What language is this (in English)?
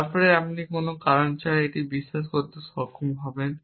Bangla